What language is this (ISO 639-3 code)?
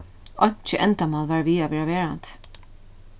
fao